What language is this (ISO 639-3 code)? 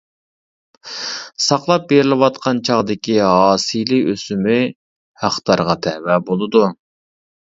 uig